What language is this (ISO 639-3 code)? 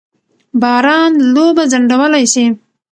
pus